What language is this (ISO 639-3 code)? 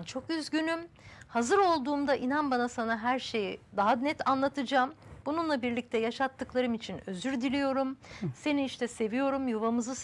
tur